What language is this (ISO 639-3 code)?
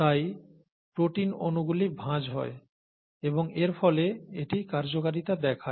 ben